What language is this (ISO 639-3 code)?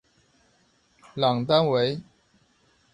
zho